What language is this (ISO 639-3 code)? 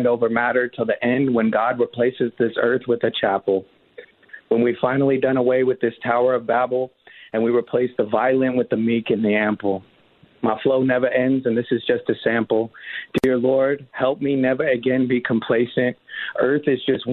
eng